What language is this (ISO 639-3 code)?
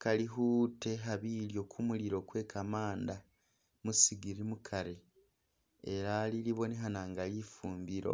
myx